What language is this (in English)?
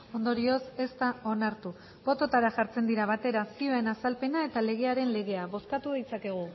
Basque